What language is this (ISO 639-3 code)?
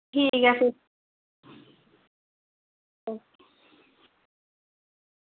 doi